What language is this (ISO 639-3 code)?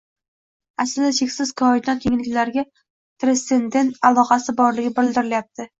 uzb